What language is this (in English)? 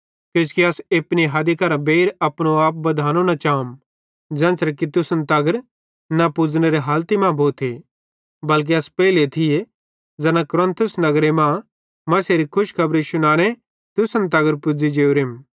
Bhadrawahi